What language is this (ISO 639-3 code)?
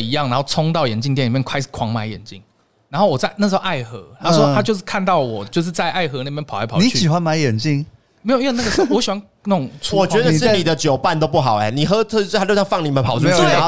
zho